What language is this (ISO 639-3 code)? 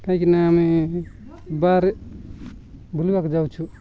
ori